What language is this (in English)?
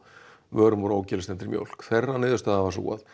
Icelandic